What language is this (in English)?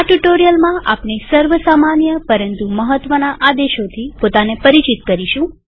Gujarati